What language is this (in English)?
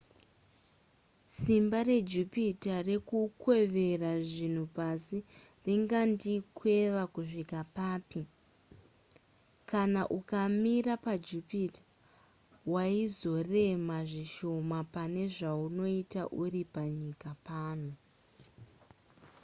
Shona